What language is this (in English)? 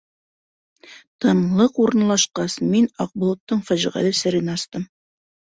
Bashkir